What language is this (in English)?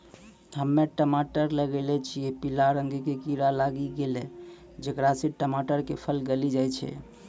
Maithili